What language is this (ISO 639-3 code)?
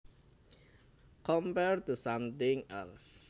jav